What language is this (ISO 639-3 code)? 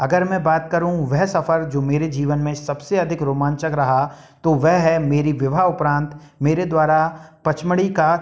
hin